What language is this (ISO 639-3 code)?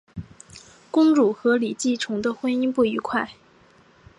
zho